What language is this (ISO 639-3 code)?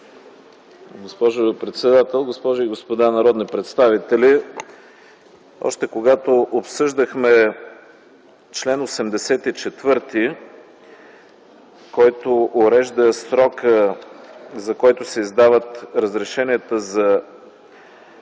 bul